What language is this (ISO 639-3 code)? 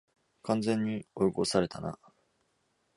jpn